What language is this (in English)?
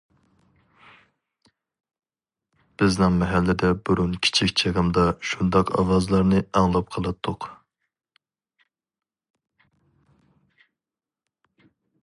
Uyghur